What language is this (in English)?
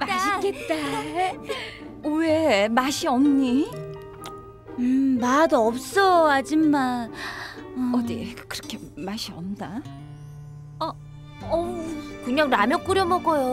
Korean